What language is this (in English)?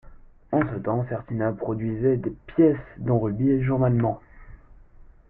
French